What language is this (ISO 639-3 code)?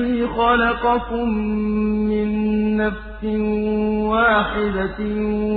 ara